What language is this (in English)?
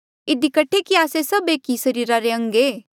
Mandeali